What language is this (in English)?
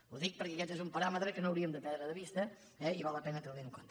Catalan